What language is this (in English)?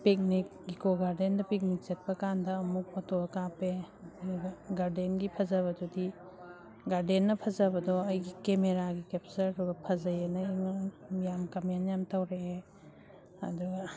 Manipuri